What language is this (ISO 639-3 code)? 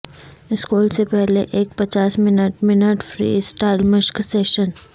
urd